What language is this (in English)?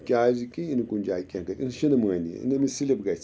Kashmiri